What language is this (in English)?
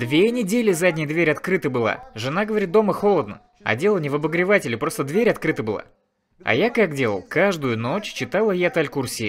Russian